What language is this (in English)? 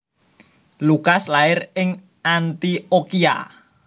Javanese